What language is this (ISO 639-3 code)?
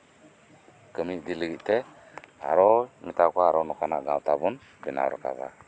sat